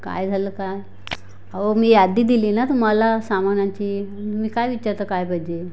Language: Marathi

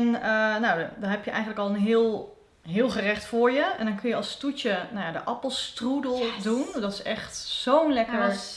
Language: Dutch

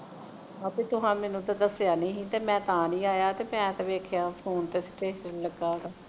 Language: Punjabi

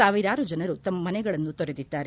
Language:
Kannada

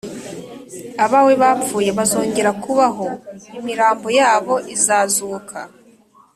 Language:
Kinyarwanda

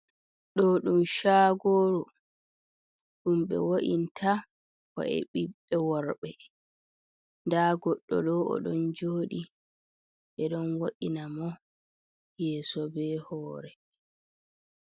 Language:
Fula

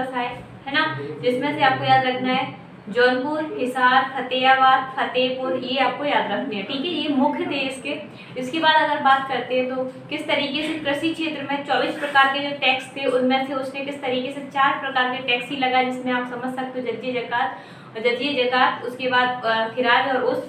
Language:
Hindi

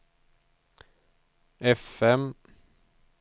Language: Swedish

